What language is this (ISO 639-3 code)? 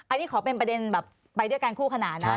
tha